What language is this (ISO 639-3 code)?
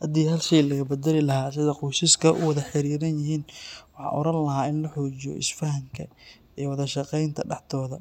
som